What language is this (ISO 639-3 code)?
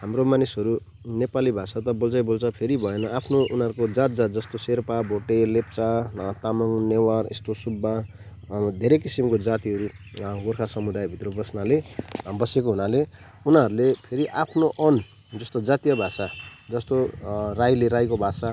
nep